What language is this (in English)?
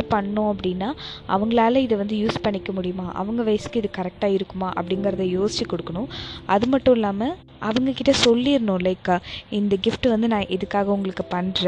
Tamil